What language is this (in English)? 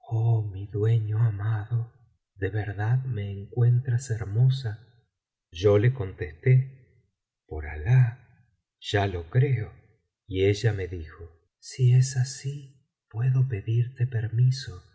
Spanish